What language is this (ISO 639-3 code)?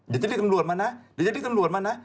tha